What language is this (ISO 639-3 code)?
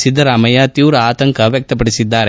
kan